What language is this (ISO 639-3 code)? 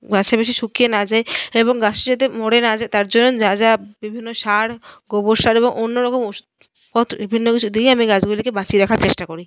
ben